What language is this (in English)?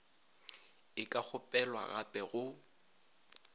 Northern Sotho